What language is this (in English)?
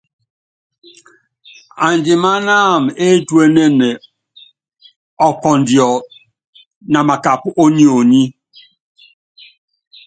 Yangben